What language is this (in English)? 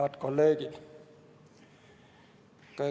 Estonian